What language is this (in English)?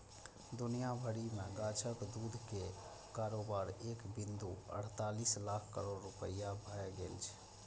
Maithili